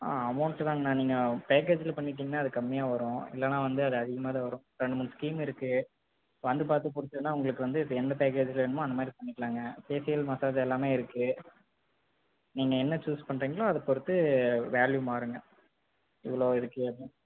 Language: Tamil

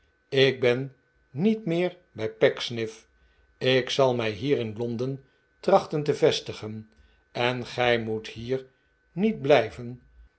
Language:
Dutch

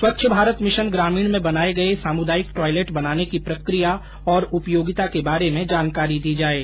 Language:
Hindi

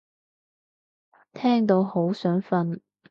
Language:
Cantonese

